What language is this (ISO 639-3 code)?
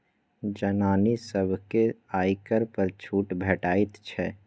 mai